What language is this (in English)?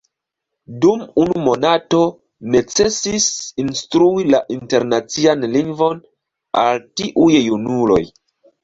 Esperanto